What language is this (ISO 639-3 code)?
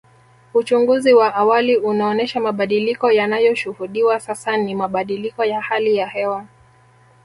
swa